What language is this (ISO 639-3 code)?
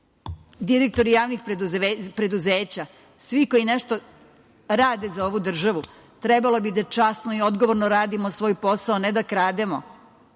srp